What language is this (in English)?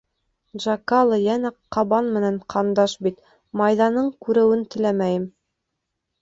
Bashkir